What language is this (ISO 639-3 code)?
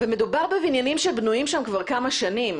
heb